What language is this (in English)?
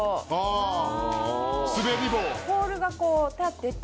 Japanese